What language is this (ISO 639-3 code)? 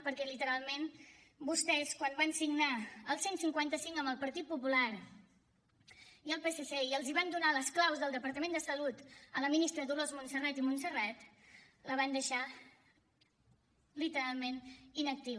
cat